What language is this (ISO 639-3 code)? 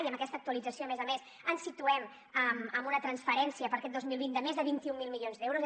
cat